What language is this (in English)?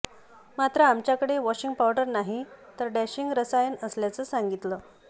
Marathi